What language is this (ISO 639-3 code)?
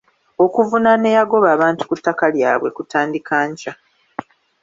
lug